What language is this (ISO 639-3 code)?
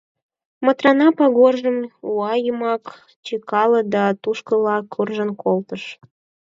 chm